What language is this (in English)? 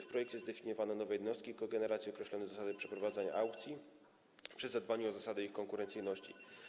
Polish